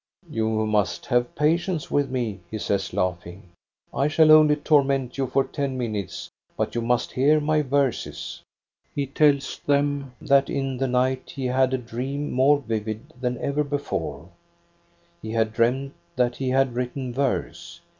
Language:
English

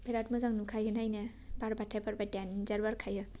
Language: Bodo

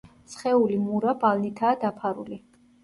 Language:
Georgian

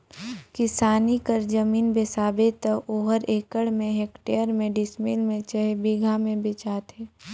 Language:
Chhattisgarhi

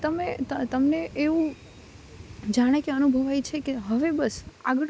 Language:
Gujarati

